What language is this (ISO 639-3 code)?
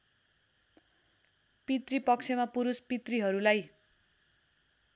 nep